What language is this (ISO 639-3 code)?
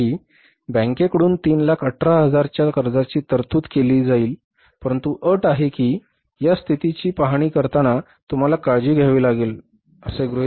mar